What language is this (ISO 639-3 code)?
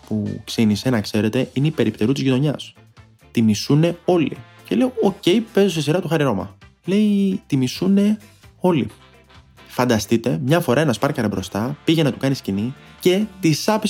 ell